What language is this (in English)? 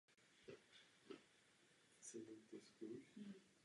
Czech